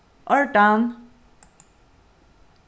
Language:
Faroese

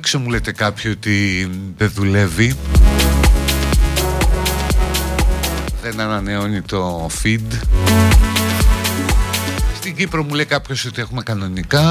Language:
Greek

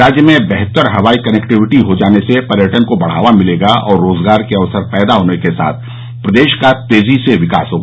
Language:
Hindi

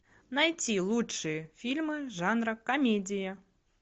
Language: Russian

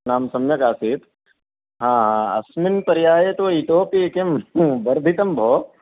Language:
Sanskrit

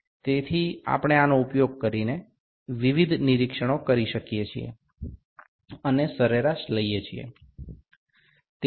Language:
Bangla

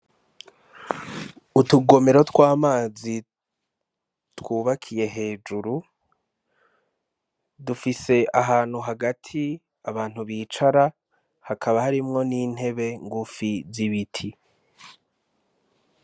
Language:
Rundi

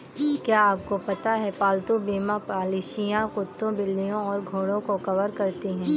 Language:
Hindi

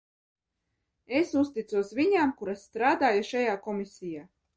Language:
Latvian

